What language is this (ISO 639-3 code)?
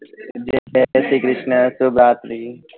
guj